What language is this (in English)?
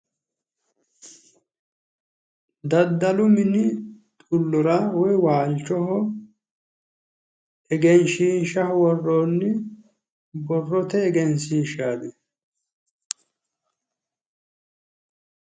Sidamo